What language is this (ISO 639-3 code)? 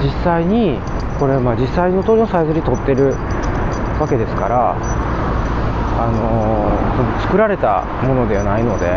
jpn